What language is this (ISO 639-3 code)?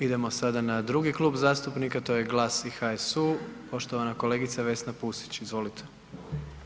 hrv